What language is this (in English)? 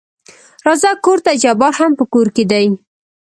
Pashto